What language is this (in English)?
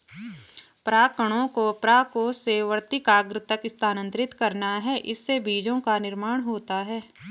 Hindi